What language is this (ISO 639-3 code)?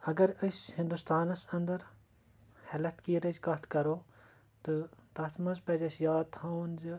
kas